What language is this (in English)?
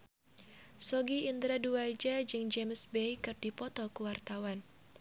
Sundanese